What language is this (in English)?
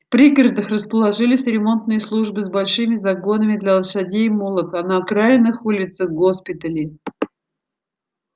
Russian